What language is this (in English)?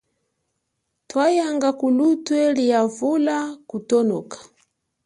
Chokwe